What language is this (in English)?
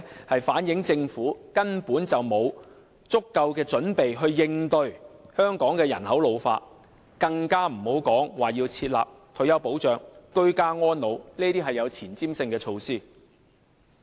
Cantonese